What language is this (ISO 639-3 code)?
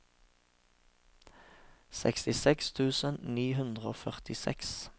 nor